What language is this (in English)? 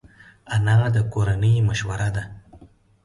Pashto